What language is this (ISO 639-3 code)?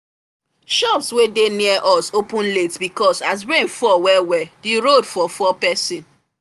pcm